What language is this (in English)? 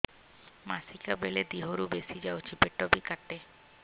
Odia